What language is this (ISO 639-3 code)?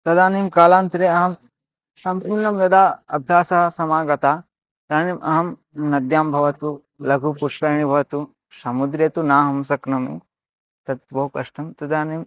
san